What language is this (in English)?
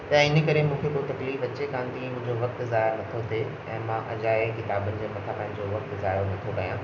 Sindhi